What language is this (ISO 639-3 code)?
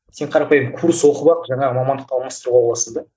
kaz